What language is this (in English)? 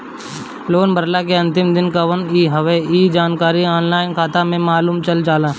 Bhojpuri